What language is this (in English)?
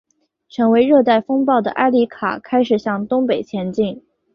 Chinese